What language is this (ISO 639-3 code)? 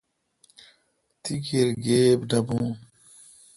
xka